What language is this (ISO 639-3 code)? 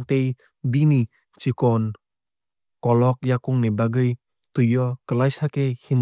trp